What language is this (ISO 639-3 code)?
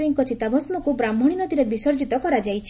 ori